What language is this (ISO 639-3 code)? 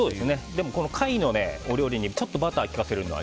jpn